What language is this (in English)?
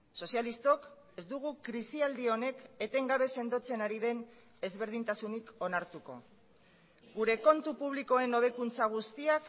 Basque